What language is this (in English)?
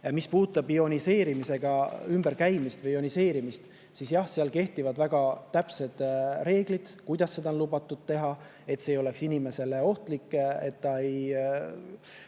Estonian